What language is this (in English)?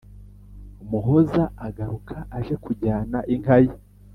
Kinyarwanda